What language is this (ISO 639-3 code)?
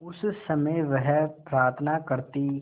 hin